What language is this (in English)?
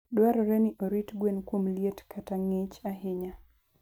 Luo (Kenya and Tanzania)